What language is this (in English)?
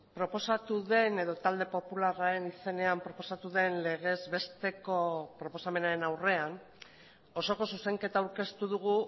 Basque